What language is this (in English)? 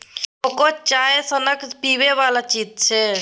Maithili